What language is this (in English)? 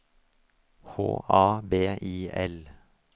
Norwegian